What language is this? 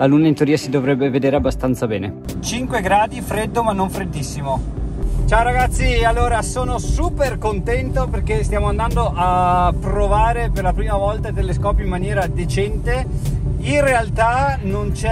Italian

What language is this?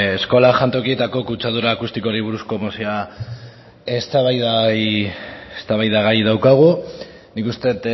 Basque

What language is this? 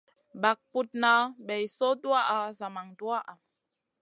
Masana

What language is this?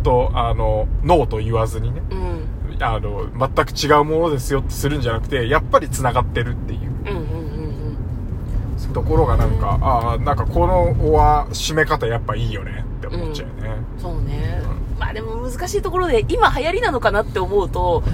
Japanese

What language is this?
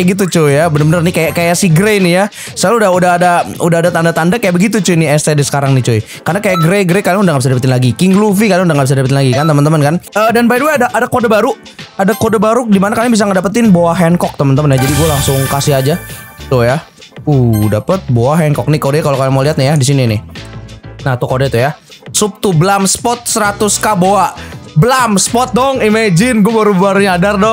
Indonesian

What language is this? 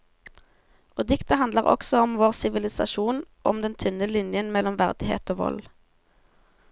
Norwegian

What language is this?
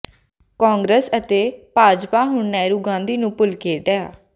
Punjabi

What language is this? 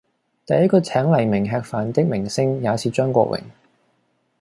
Cantonese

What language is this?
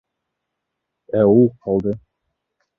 Bashkir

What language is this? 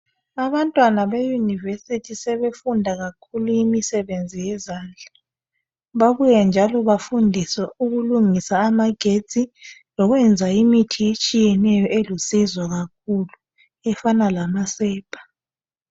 North Ndebele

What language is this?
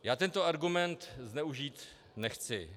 Czech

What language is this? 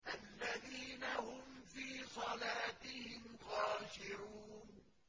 Arabic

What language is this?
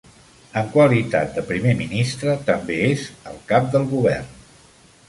Catalan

